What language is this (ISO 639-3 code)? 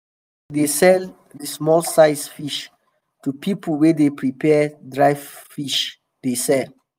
pcm